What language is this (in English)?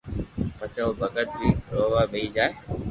Loarki